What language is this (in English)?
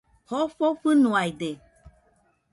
Nüpode Huitoto